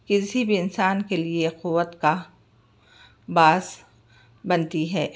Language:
Urdu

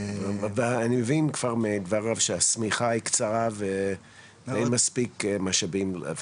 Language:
Hebrew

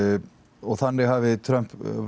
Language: Icelandic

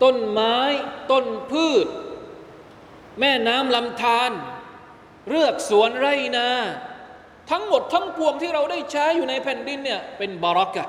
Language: Thai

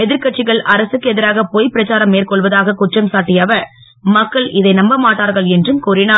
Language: Tamil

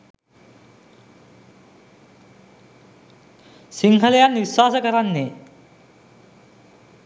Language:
Sinhala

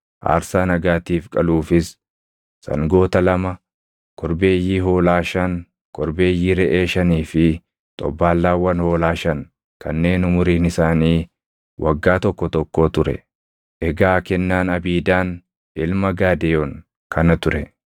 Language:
Oromo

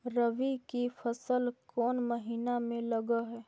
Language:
Magahi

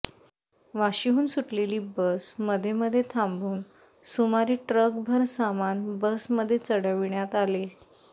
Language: Marathi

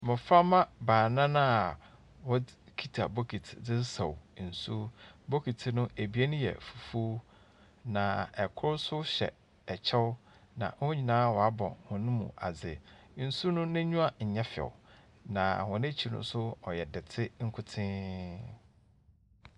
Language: Akan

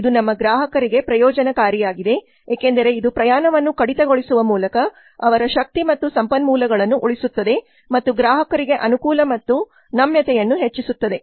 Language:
Kannada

